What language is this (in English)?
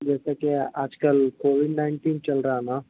Urdu